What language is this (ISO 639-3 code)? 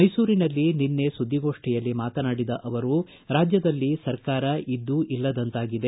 kan